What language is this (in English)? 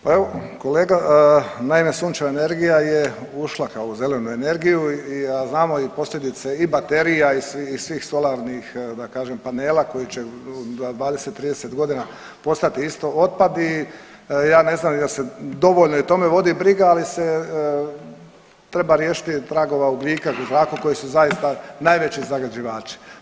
Croatian